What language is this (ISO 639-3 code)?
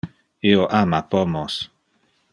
ina